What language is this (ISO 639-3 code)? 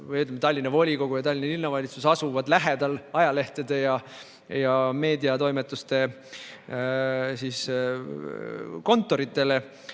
est